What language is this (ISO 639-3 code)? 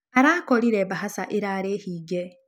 kik